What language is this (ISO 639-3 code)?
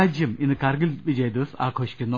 mal